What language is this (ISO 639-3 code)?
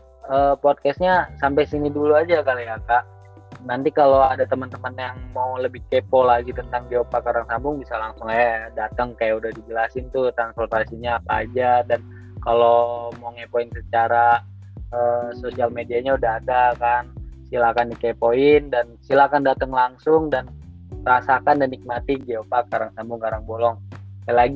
ind